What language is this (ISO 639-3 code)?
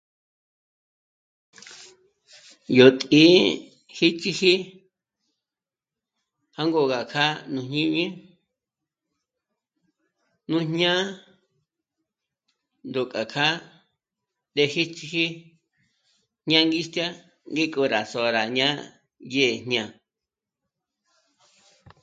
mmc